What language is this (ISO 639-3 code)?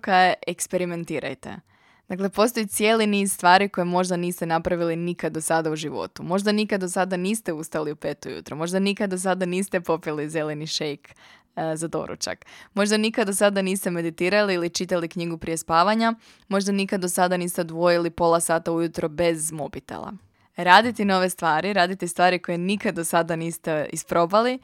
hrv